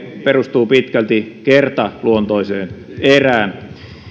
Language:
Finnish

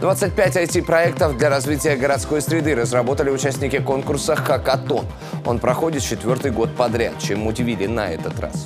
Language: Russian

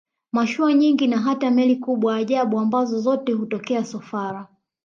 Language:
Swahili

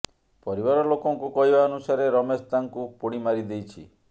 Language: Odia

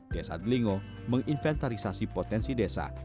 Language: Indonesian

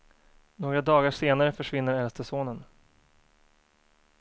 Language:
Swedish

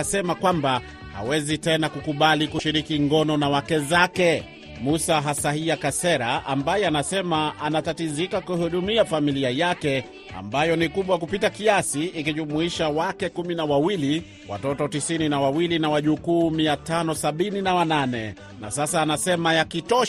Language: Swahili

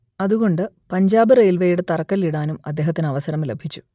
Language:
Malayalam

